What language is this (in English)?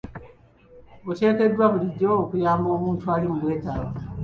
Ganda